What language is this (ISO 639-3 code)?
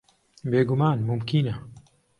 ckb